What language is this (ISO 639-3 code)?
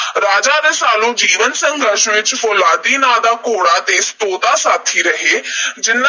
pan